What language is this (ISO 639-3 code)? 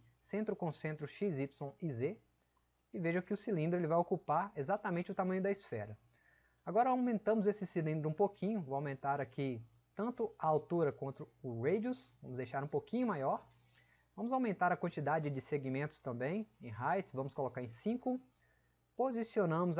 por